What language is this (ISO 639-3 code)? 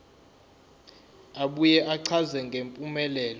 zul